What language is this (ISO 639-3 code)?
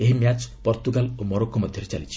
ori